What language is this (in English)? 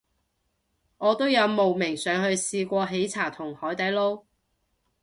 Cantonese